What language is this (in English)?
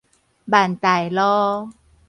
Min Nan Chinese